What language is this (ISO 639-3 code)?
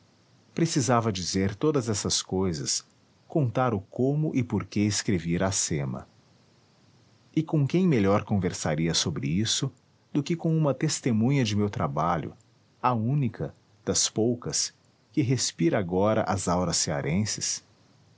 por